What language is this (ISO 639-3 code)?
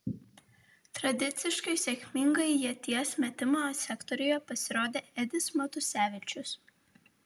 lit